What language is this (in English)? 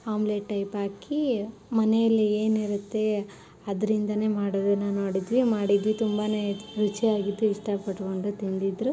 Kannada